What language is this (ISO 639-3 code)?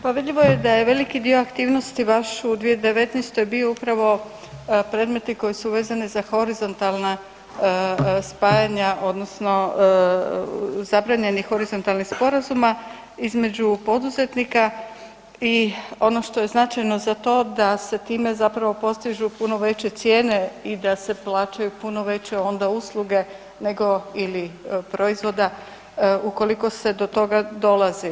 hrv